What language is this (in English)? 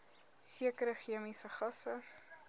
Afrikaans